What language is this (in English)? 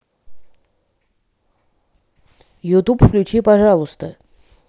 Russian